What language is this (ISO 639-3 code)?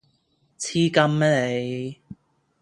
yue